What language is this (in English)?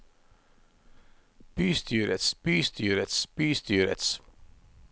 Norwegian